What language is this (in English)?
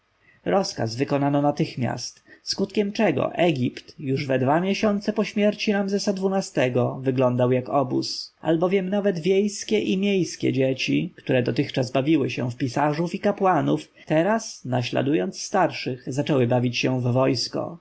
Polish